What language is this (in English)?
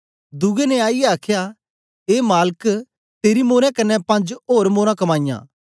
Dogri